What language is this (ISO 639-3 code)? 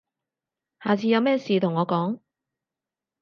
yue